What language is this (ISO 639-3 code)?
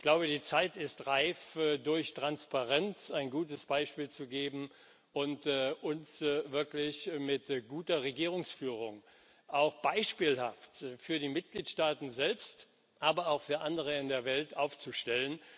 deu